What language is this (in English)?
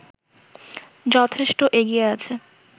Bangla